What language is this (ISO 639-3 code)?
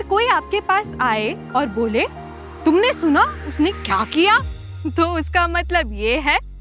hin